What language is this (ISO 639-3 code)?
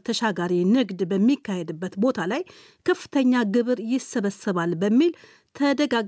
amh